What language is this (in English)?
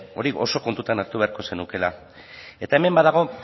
Basque